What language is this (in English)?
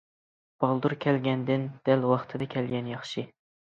Uyghur